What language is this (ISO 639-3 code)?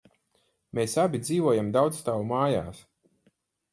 lav